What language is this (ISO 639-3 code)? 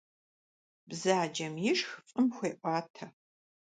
kbd